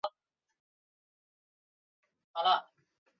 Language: Chinese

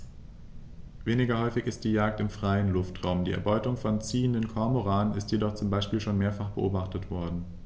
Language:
German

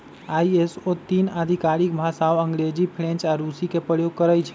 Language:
Magahi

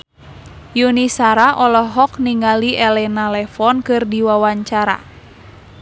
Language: Sundanese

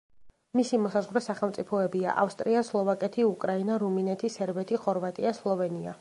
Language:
Georgian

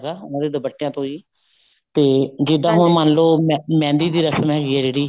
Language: Punjabi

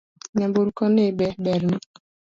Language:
Luo (Kenya and Tanzania)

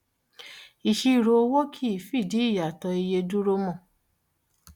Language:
Yoruba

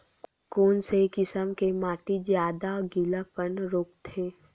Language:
Chhattisgarhi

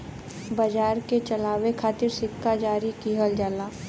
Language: Bhojpuri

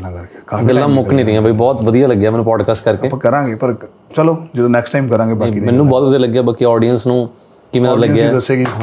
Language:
Punjabi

